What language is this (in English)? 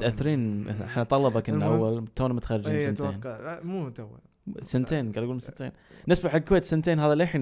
Arabic